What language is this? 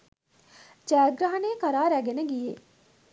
Sinhala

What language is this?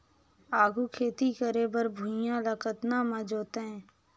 Chhattisgarhi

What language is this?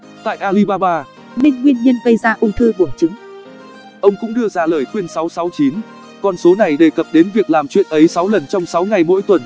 Vietnamese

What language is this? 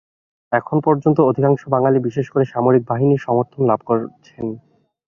Bangla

